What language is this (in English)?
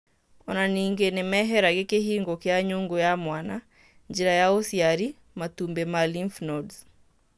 Kikuyu